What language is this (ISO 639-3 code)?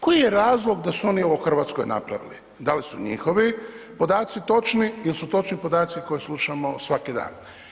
hrv